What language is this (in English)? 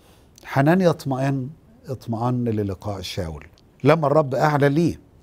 Arabic